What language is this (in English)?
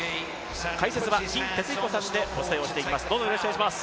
Japanese